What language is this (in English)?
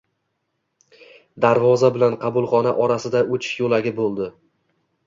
Uzbek